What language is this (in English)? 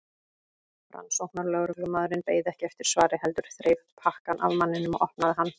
Icelandic